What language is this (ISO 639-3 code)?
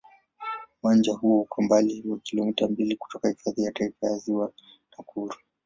swa